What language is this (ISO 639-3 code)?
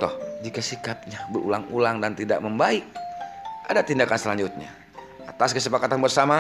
ind